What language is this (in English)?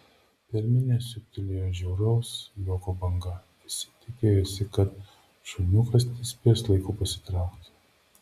Lithuanian